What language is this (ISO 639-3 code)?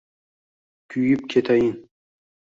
uzb